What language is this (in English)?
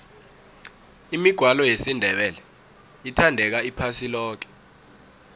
South Ndebele